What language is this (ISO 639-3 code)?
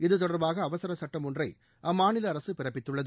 tam